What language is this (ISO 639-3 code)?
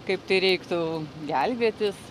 lit